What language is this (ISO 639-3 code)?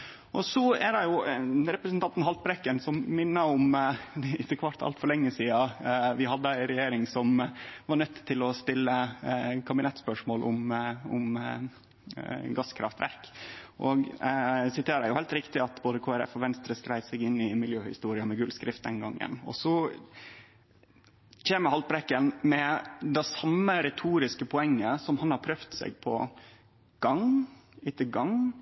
nno